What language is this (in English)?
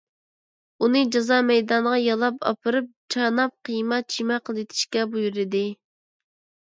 Uyghur